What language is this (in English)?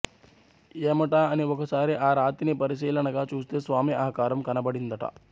Telugu